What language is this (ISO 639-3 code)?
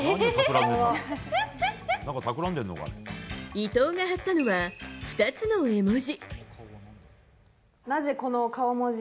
jpn